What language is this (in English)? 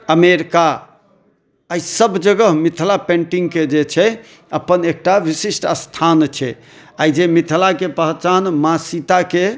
Maithili